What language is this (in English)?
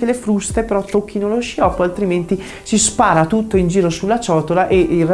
Italian